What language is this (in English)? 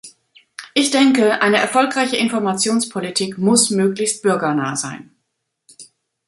German